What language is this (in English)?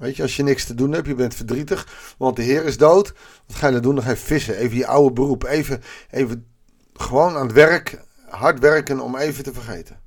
Dutch